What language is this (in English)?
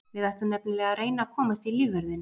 Icelandic